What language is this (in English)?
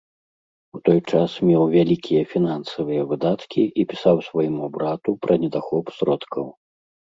Belarusian